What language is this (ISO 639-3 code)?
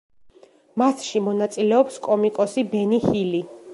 kat